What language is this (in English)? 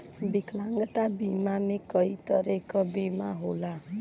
Bhojpuri